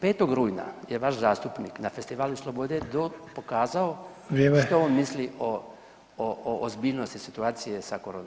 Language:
Croatian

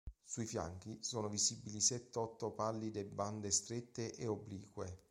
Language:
Italian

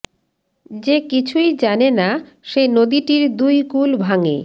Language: Bangla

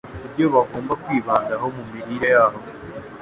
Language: Kinyarwanda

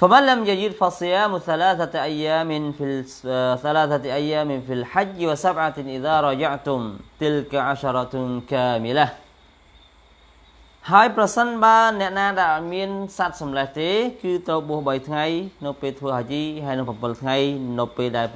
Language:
Arabic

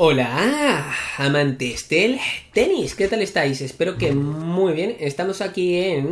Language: Spanish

